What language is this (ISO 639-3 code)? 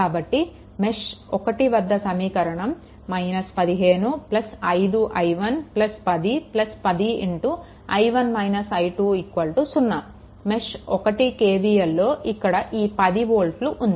tel